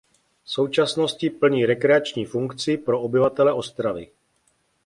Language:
Czech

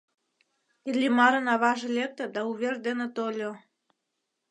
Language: Mari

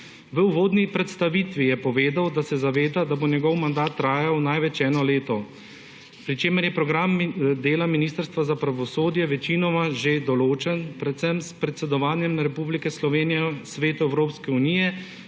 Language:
Slovenian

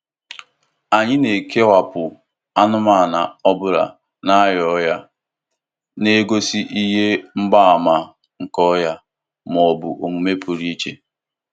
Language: Igbo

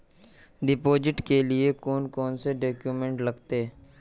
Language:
Magahi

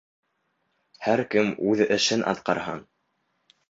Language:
Bashkir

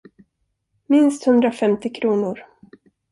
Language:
Swedish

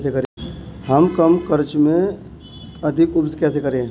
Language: Hindi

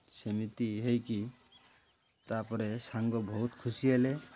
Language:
Odia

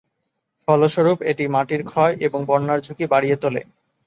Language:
Bangla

